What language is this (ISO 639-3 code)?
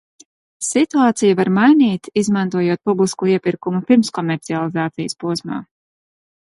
lav